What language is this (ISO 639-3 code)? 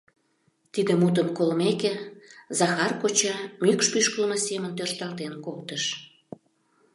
chm